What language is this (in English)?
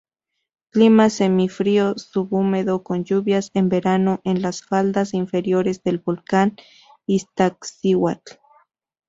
Spanish